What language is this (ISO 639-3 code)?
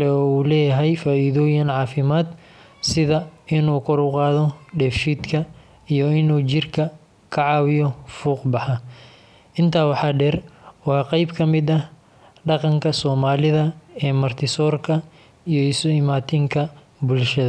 som